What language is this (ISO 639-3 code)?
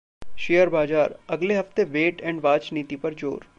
hin